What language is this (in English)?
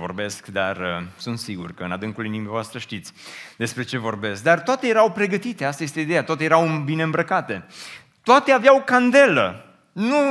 Romanian